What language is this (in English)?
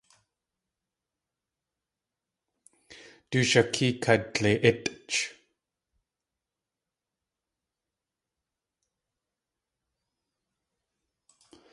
Tlingit